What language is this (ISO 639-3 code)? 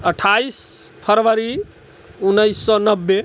mai